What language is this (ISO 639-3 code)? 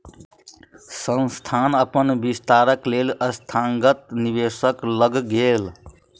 mai